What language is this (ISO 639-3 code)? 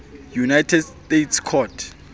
sot